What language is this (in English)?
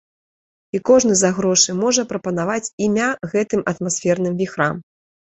Belarusian